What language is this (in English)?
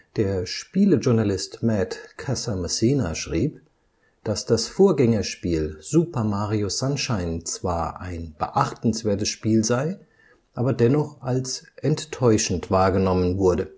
German